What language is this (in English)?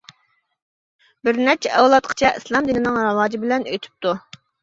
Uyghur